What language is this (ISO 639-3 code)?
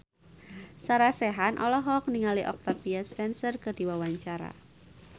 sun